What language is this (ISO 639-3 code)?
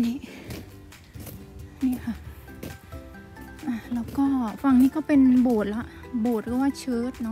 tha